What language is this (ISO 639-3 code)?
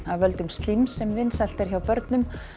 isl